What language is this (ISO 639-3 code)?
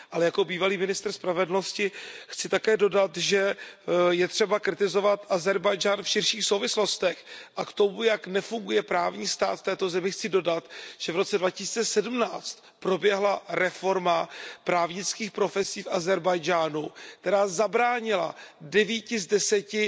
ces